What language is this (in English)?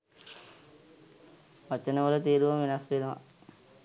Sinhala